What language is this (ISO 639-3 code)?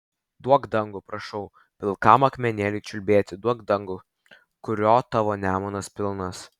lit